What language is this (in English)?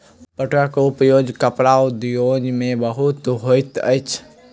Maithili